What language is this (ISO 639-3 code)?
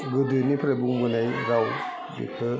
brx